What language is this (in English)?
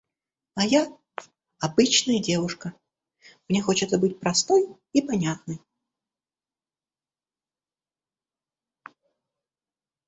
Russian